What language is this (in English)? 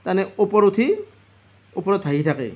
Assamese